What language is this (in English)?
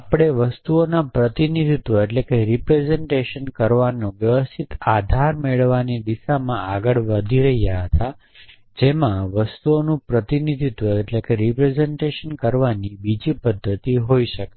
Gujarati